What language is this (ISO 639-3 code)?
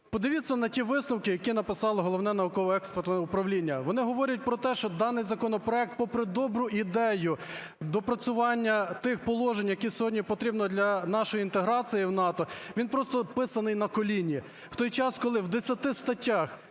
ukr